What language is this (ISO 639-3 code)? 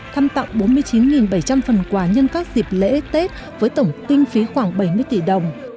vie